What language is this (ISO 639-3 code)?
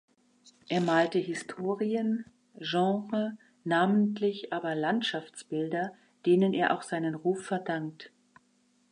deu